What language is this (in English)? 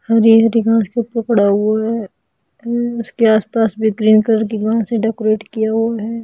Hindi